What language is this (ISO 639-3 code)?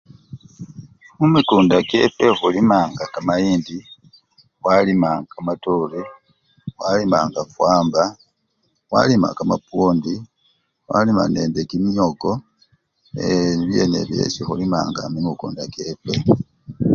luy